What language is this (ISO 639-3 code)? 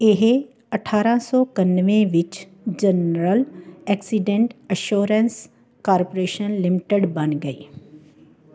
pan